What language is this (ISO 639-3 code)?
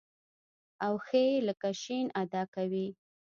pus